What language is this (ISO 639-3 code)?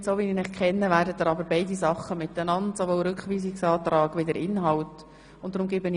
gsw